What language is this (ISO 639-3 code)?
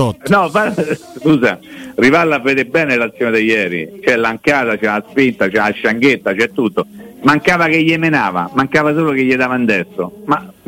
ita